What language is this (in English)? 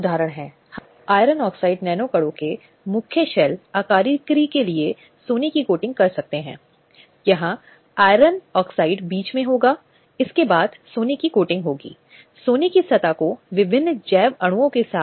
Hindi